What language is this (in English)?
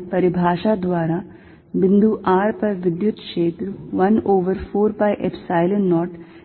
Hindi